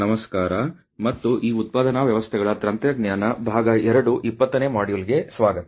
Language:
Kannada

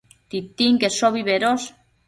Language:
Matsés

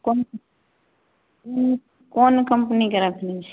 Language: Maithili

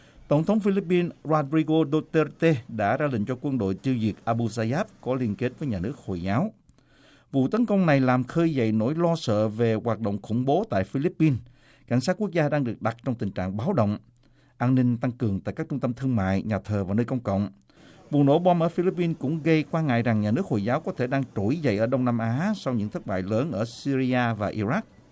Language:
Vietnamese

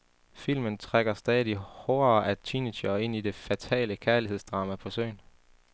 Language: Danish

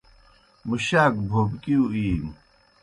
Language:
Kohistani Shina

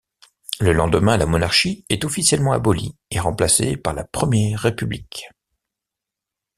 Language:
French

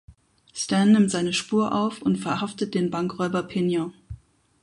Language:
German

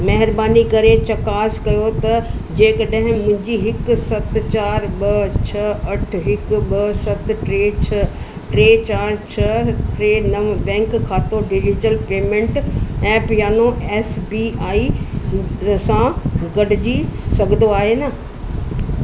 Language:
Sindhi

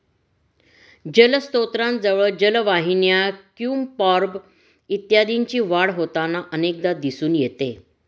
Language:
Marathi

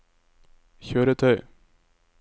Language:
Norwegian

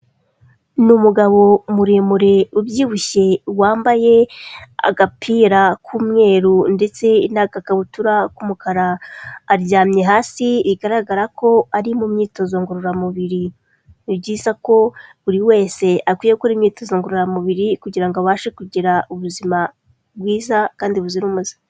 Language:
Kinyarwanda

